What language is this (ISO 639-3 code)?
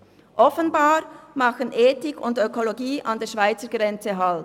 gsw